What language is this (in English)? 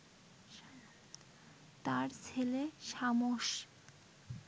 Bangla